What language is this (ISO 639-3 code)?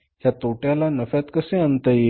mar